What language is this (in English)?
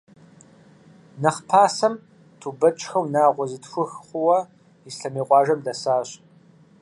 Kabardian